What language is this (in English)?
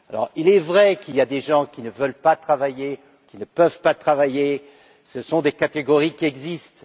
French